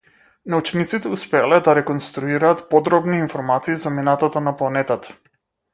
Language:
Macedonian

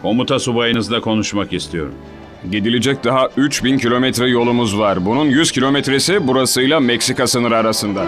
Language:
Turkish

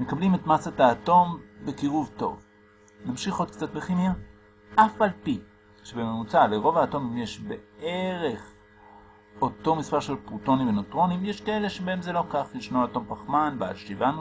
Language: Hebrew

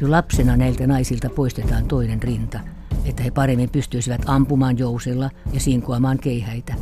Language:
Finnish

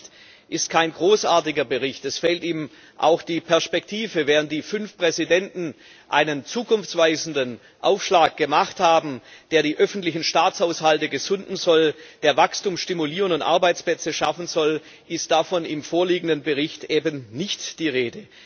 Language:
German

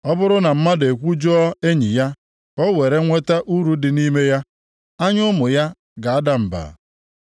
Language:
Igbo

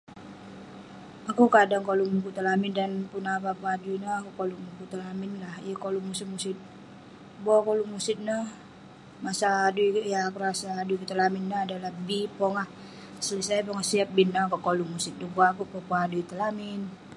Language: Western Penan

